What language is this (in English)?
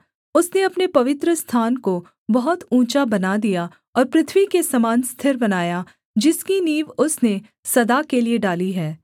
Hindi